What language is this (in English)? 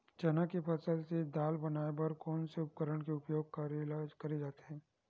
Chhattisgarhi